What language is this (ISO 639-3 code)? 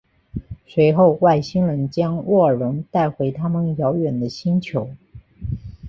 zho